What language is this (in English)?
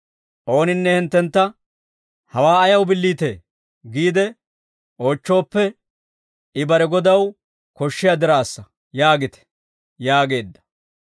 Dawro